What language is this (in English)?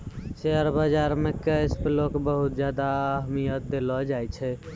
Maithili